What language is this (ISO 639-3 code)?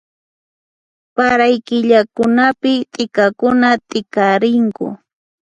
qxp